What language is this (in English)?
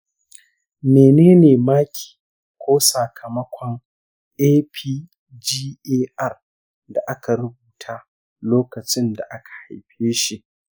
Hausa